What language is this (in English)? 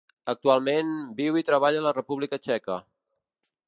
Catalan